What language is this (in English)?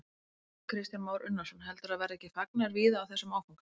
Icelandic